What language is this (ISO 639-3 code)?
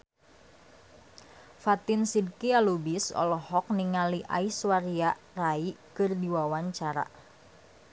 sun